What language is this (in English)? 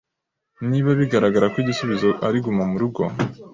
Kinyarwanda